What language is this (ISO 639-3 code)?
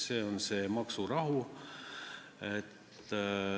est